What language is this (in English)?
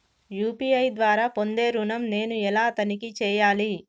Telugu